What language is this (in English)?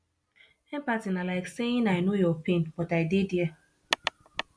Nigerian Pidgin